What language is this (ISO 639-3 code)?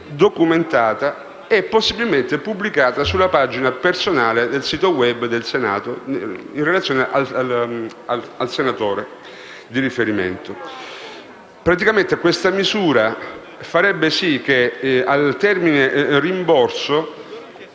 ita